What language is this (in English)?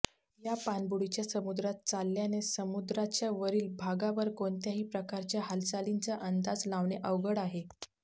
Marathi